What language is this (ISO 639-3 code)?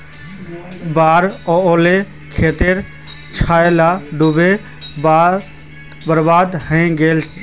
mag